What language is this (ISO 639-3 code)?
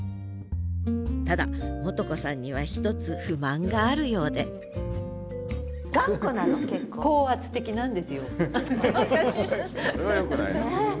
jpn